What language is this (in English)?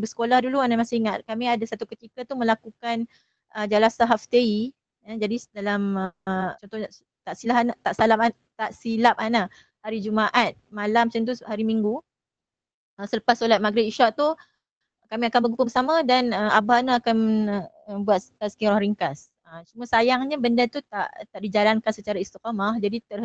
Malay